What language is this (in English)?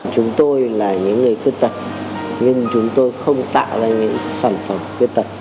Vietnamese